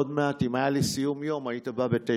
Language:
Hebrew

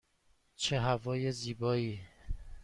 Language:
Persian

